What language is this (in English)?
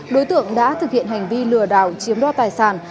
Vietnamese